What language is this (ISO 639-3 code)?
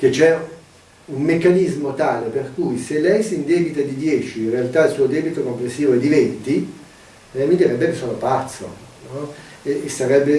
ita